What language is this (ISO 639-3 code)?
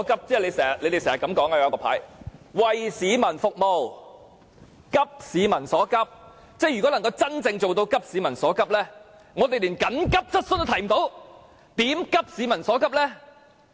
yue